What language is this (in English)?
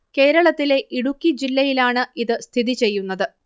Malayalam